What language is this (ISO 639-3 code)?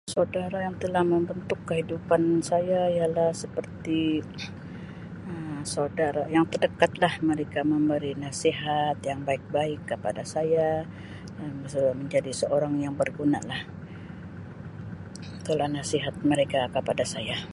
msi